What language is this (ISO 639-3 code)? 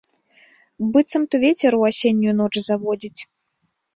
bel